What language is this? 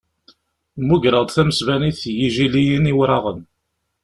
Kabyle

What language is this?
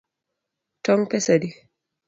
Luo (Kenya and Tanzania)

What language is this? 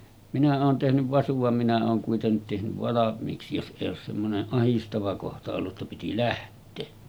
Finnish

